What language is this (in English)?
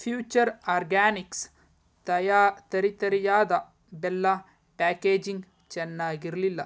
Kannada